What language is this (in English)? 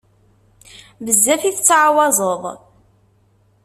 Kabyle